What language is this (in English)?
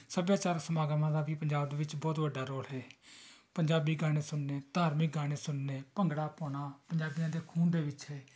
Punjabi